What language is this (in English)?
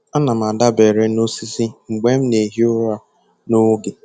Igbo